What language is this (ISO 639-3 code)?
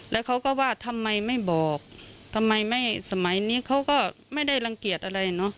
tha